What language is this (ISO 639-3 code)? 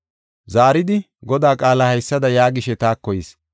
gof